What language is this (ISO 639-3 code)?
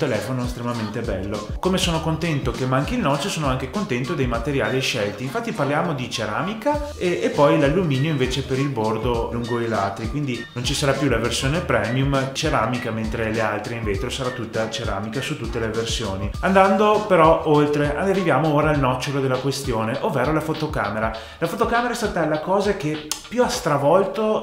ita